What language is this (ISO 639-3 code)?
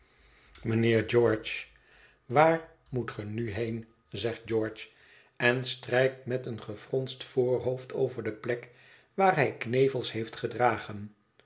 nld